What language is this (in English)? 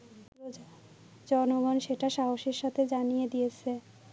Bangla